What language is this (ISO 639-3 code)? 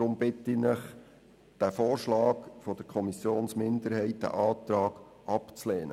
gsw